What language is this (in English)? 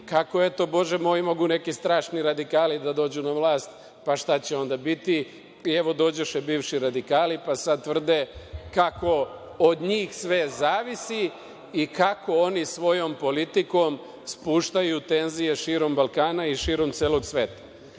Serbian